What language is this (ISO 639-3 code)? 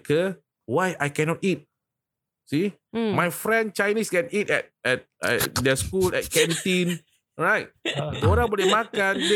msa